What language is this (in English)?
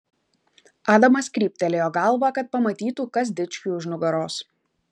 Lithuanian